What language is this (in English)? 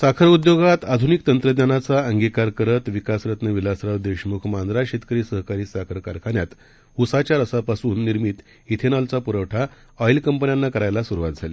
Marathi